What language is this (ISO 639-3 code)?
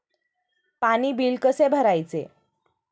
mar